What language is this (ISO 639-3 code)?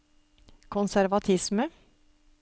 nor